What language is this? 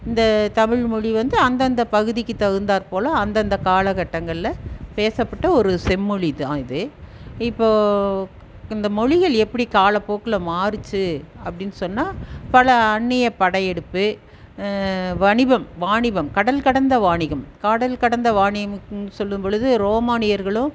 Tamil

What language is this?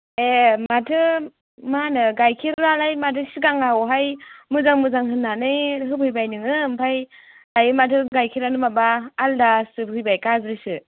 Bodo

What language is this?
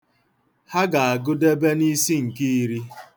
Igbo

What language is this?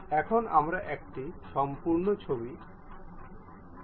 Bangla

